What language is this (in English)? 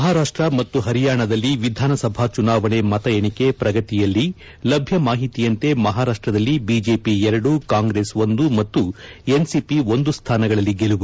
Kannada